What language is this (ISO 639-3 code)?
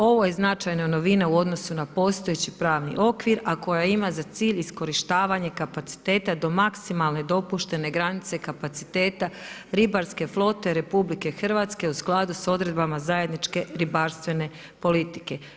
hrv